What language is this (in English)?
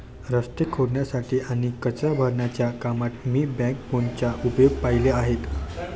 Marathi